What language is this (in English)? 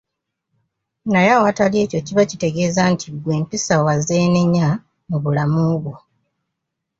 Ganda